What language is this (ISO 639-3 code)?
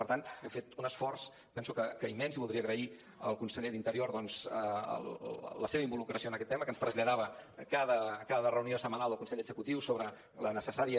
cat